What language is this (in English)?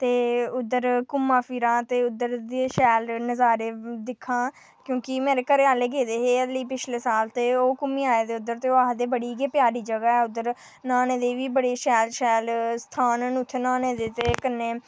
Dogri